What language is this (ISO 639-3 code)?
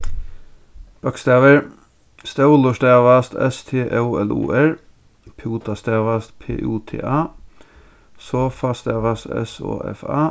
fao